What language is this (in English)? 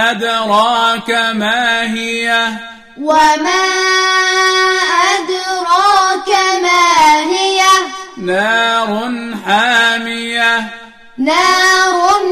Arabic